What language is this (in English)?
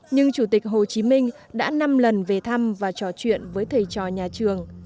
Vietnamese